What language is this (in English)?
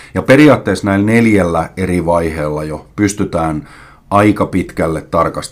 Finnish